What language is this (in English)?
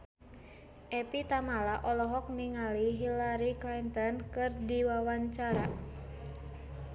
Sundanese